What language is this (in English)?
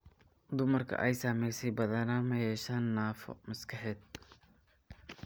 Somali